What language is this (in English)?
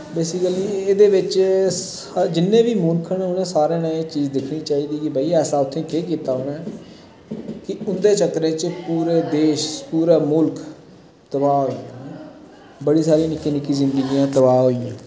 Dogri